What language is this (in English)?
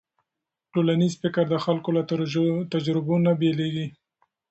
Pashto